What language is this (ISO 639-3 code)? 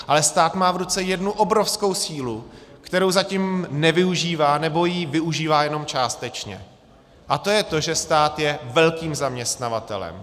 ces